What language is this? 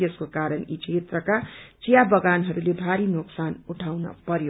Nepali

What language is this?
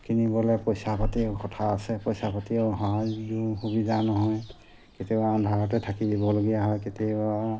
Assamese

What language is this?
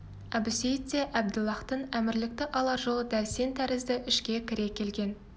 Kazakh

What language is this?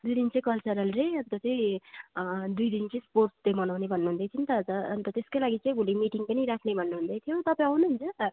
Nepali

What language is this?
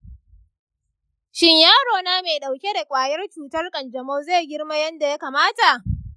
Hausa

